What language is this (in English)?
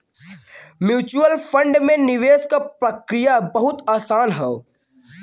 Bhojpuri